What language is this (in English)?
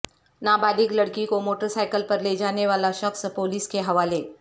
Urdu